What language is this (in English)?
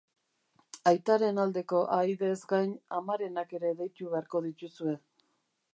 Basque